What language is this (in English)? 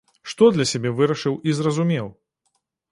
Belarusian